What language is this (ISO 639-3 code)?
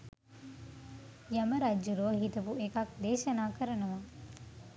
sin